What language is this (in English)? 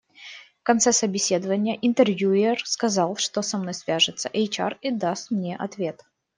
Russian